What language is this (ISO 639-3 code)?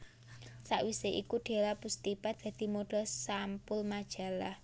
jav